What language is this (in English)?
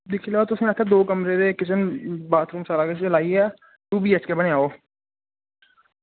Dogri